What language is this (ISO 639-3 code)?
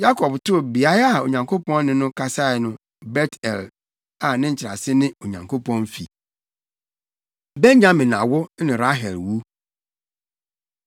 aka